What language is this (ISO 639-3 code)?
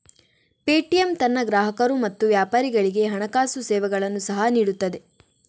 kan